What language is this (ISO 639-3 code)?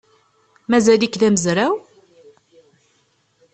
kab